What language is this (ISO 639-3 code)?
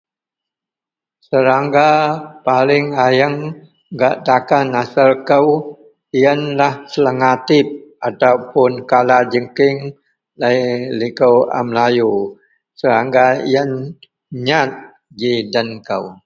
mel